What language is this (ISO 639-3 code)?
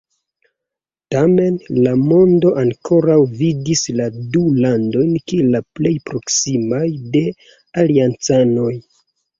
epo